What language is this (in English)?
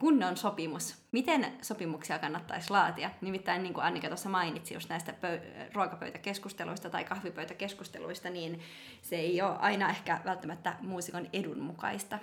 Finnish